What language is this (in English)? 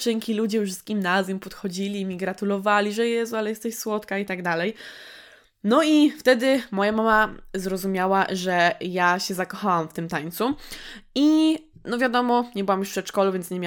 Polish